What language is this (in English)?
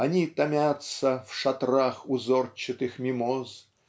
Russian